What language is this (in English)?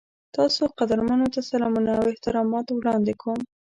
Pashto